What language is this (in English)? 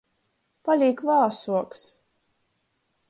Latgalian